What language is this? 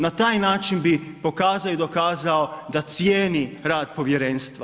Croatian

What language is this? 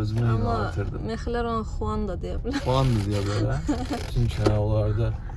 Turkish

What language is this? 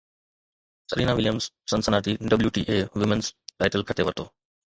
Sindhi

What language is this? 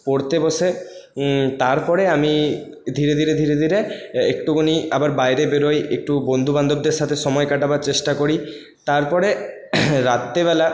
Bangla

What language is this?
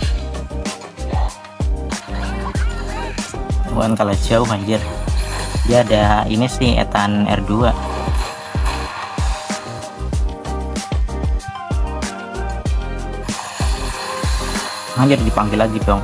Indonesian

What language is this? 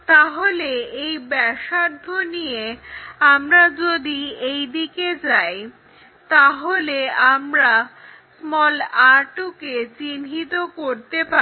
Bangla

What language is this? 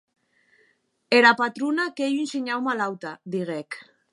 Occitan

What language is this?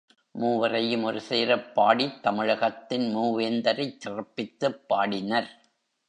Tamil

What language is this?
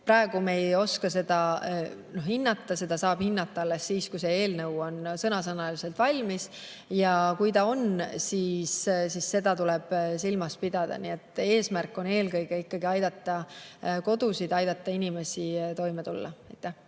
Estonian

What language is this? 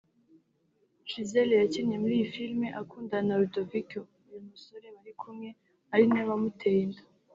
Kinyarwanda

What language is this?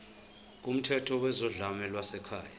Zulu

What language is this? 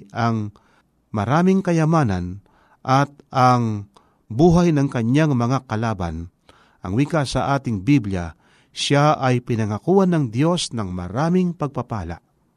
Filipino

